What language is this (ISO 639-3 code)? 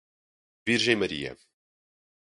por